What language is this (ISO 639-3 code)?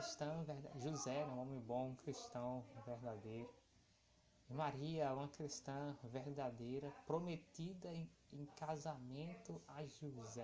por